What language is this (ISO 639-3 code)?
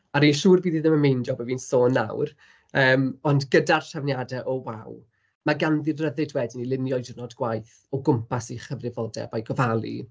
cym